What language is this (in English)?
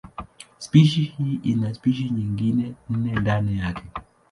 Swahili